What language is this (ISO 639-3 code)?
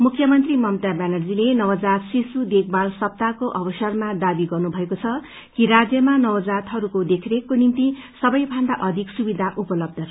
nep